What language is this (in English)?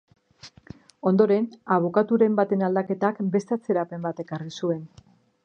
Basque